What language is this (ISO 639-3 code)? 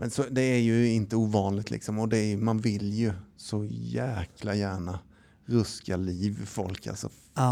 swe